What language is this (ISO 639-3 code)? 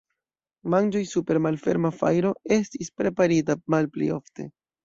epo